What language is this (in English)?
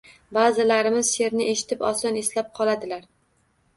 Uzbek